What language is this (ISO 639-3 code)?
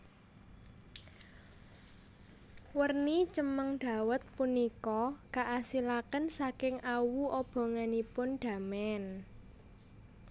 jav